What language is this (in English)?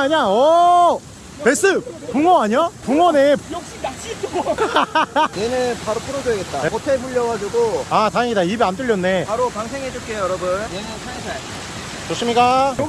Korean